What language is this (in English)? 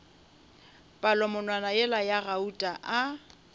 Northern Sotho